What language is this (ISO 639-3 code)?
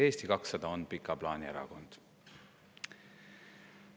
est